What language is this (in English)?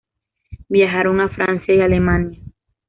Spanish